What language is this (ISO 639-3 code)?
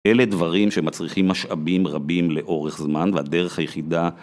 heb